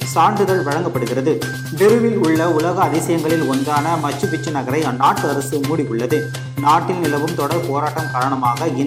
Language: Tamil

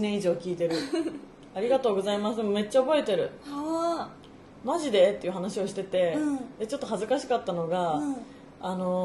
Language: Japanese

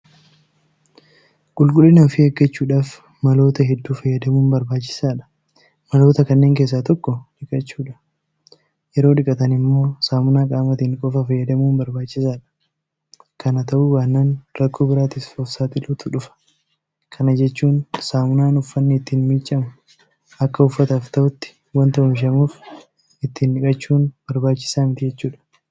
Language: Oromo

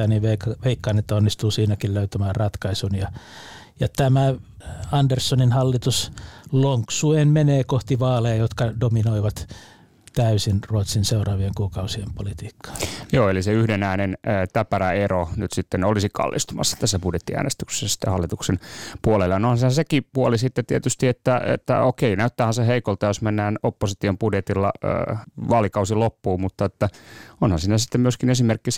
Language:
Finnish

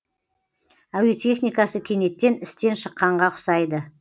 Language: Kazakh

